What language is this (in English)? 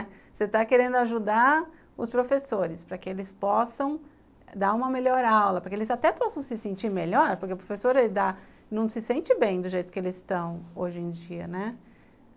Portuguese